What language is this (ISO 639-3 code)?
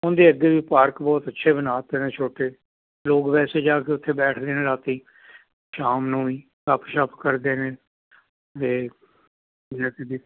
pan